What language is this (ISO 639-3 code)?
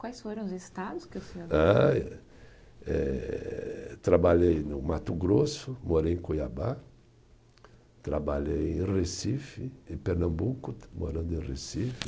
por